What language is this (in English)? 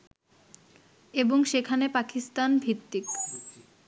Bangla